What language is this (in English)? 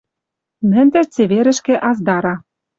Western Mari